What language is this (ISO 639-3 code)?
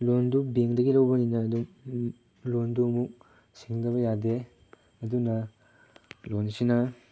mni